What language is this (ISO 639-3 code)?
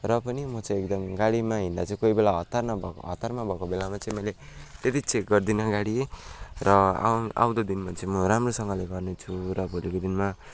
nep